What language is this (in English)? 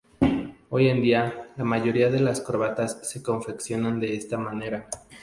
Spanish